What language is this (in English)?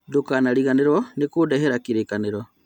Kikuyu